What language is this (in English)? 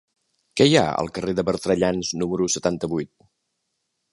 Catalan